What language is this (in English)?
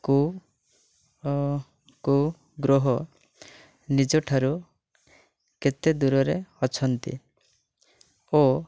Odia